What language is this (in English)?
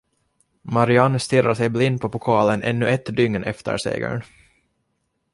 Swedish